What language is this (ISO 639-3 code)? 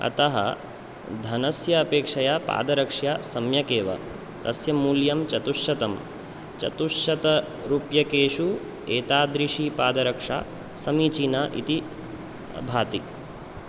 san